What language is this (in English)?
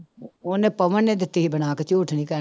Punjabi